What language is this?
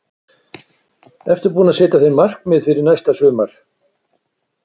Icelandic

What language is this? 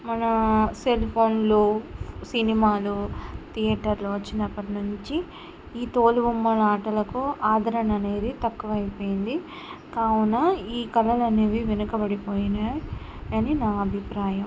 Telugu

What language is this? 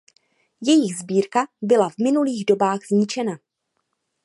Czech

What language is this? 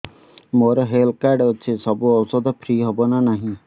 Odia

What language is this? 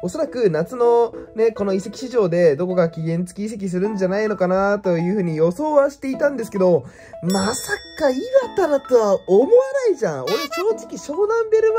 Japanese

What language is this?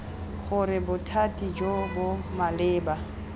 Tswana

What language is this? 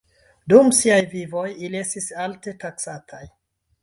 Esperanto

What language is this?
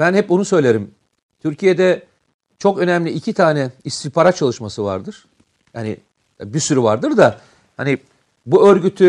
Turkish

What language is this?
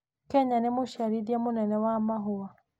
Kikuyu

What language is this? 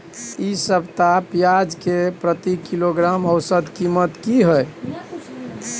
Maithili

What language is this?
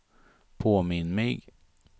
Swedish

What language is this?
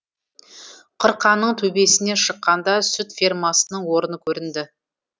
Kazakh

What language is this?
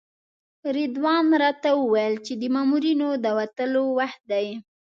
Pashto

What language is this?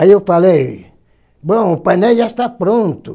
Portuguese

